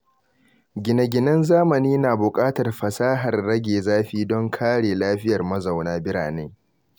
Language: Hausa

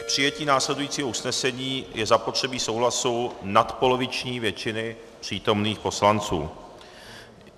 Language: Czech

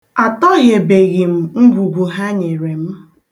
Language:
Igbo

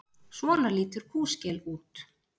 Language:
Icelandic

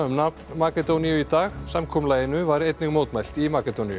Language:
Icelandic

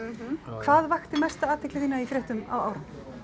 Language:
Icelandic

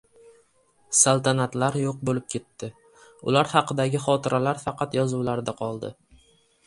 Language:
Uzbek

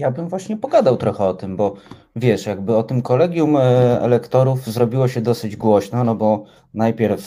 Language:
Polish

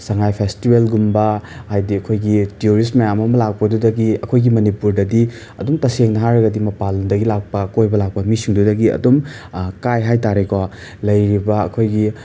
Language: Manipuri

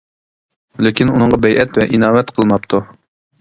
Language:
Uyghur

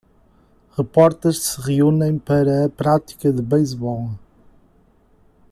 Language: Portuguese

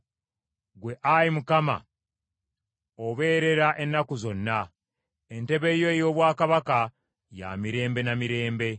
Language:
Ganda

